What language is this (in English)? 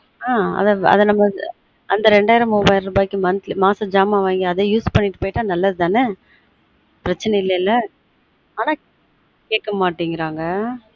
Tamil